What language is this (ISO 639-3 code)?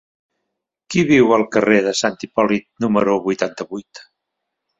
cat